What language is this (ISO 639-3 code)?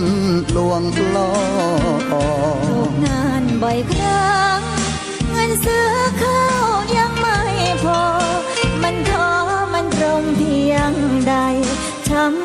tha